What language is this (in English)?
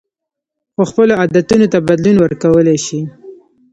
Pashto